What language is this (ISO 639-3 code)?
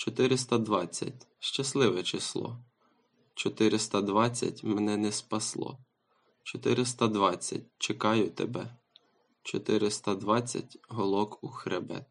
ukr